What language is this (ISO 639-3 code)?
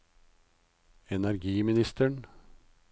nor